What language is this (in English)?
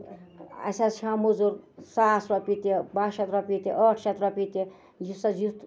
Kashmiri